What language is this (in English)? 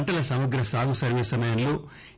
Telugu